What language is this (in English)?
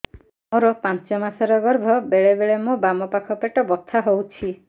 Odia